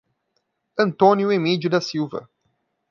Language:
Portuguese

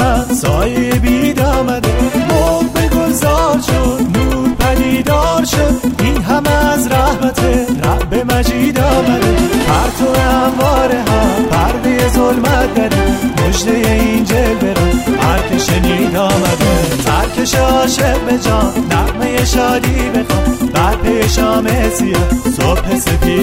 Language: Persian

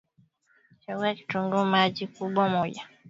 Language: Swahili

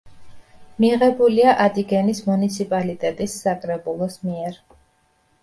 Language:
Georgian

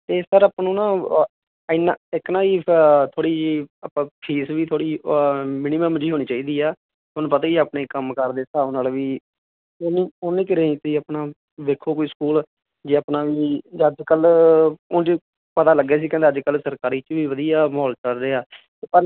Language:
Punjabi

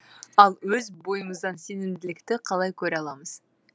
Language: Kazakh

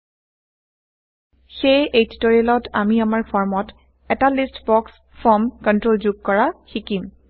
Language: Assamese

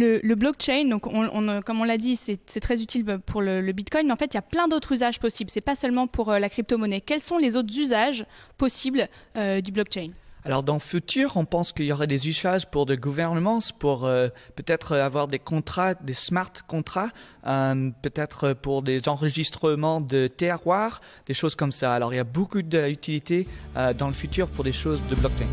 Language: French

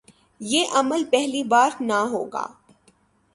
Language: Urdu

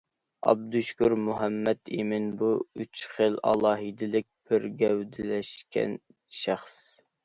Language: Uyghur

